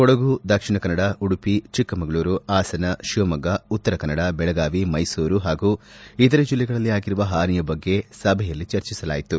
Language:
Kannada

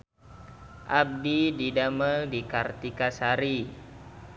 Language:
Sundanese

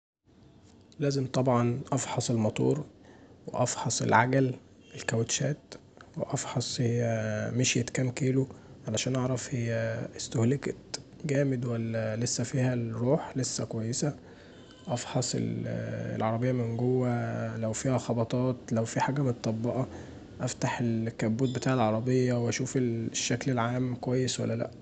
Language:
Egyptian Arabic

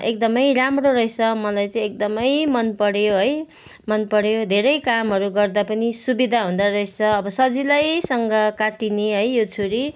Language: Nepali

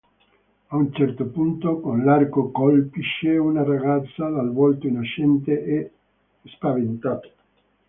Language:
Italian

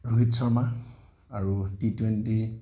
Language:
Assamese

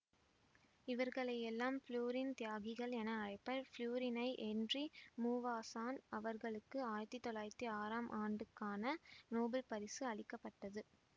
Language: Tamil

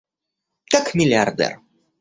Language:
Russian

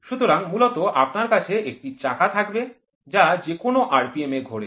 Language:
Bangla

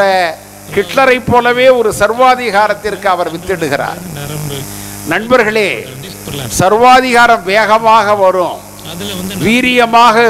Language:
Arabic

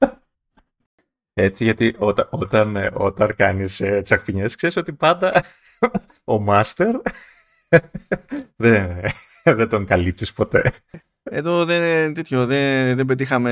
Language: Greek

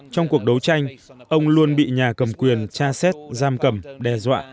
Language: Vietnamese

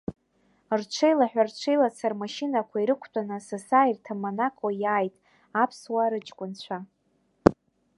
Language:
Abkhazian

